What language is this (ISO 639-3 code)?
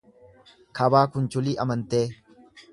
orm